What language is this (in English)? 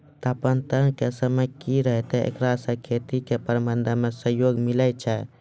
Maithili